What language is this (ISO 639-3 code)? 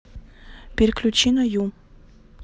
rus